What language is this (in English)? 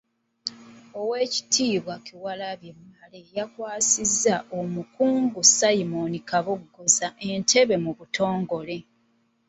Ganda